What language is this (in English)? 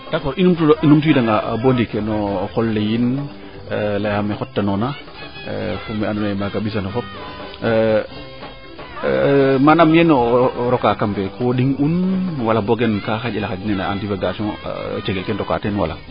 Serer